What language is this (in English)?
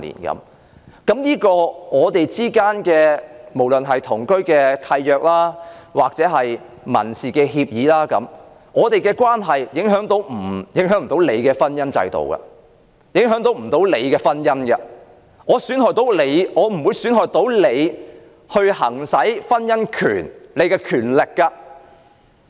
Cantonese